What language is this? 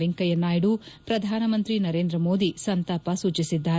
Kannada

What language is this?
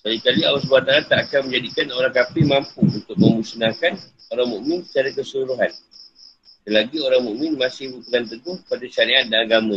Malay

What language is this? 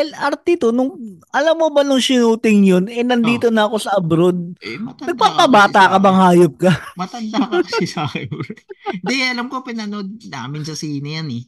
Filipino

